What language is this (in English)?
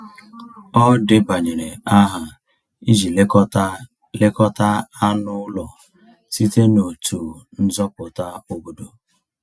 Igbo